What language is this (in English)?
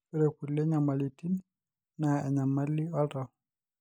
Masai